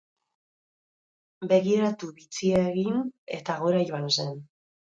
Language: Basque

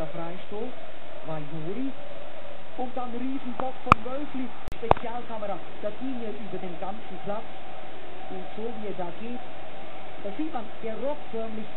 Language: German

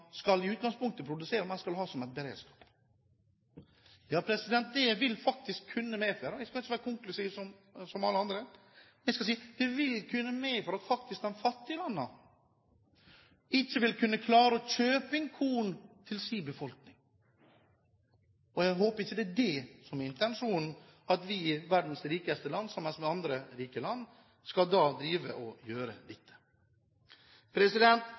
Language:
Norwegian Bokmål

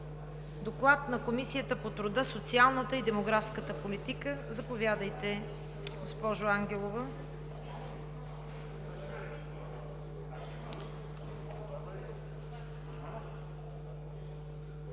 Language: Bulgarian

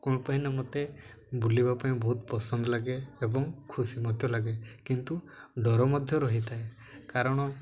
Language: Odia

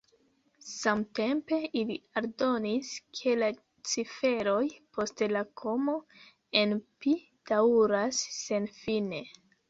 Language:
Esperanto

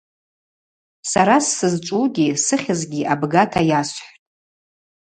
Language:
Abaza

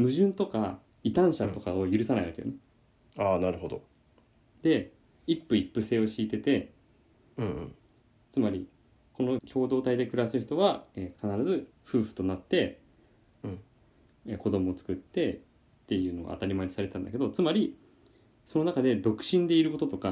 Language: Japanese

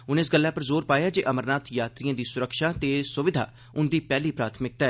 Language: Dogri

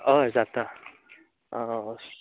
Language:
Konkani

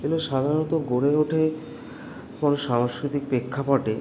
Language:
Bangla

